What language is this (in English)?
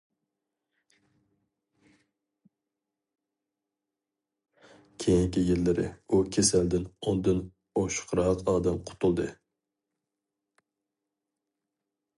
Uyghur